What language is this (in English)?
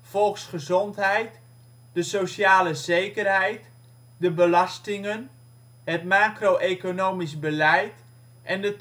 Dutch